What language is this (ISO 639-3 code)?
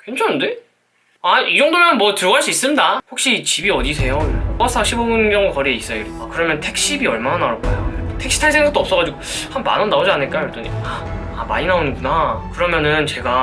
kor